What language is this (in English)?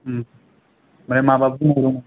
Bodo